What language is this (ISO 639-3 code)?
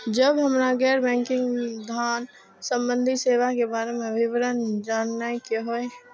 mai